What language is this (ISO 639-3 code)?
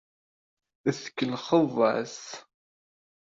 kab